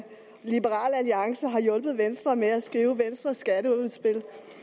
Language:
Danish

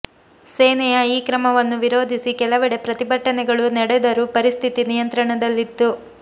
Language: Kannada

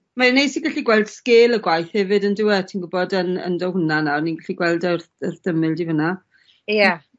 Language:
Welsh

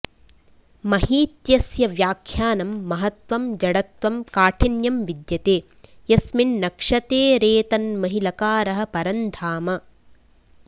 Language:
Sanskrit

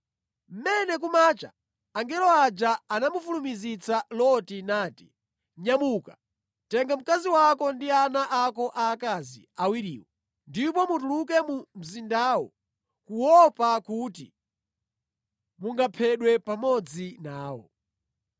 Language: Nyanja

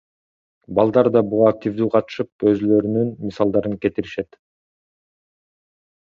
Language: Kyrgyz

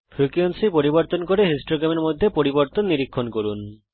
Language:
Bangla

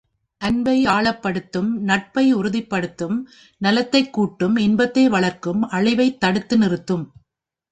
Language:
Tamil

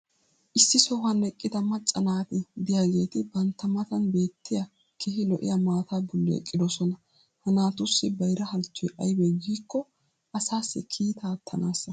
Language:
Wolaytta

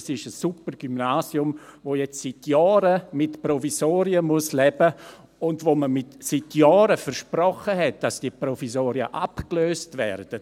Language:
Swiss German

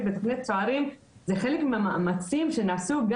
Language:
Hebrew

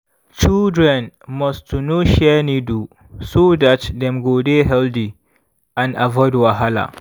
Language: Nigerian Pidgin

